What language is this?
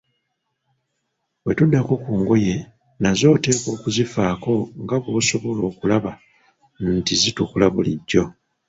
Ganda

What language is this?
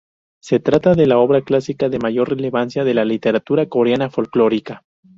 Spanish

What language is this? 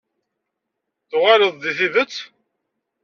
Kabyle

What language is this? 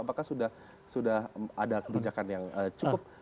Indonesian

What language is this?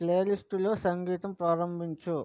Telugu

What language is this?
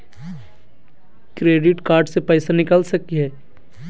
Magahi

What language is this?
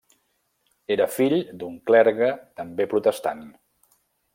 Catalan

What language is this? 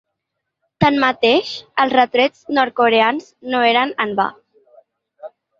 Catalan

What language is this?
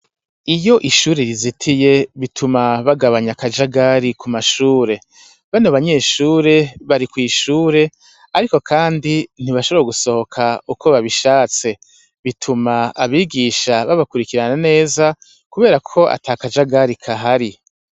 Rundi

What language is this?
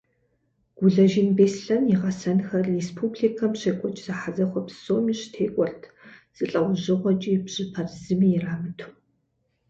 Kabardian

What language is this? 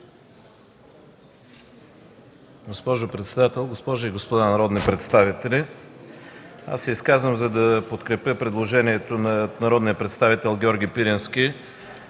Bulgarian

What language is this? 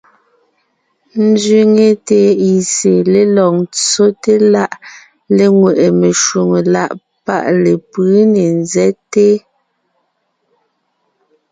Ngiemboon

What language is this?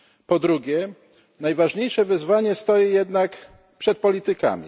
Polish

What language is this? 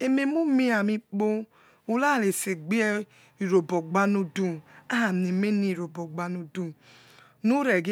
Yekhee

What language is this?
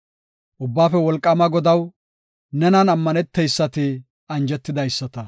Gofa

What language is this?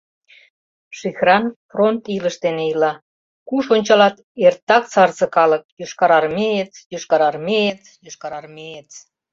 Mari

